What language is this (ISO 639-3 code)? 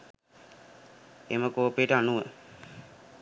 sin